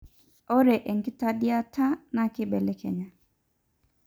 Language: Masai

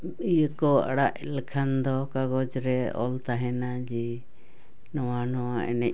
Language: Santali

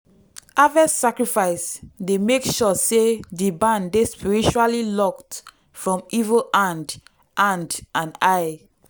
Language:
Nigerian Pidgin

